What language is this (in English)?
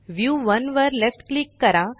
Marathi